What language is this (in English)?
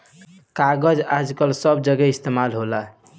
Bhojpuri